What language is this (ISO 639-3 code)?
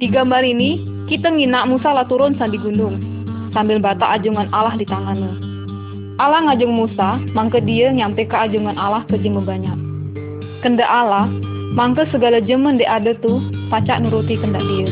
msa